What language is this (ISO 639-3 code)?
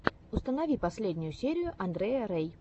rus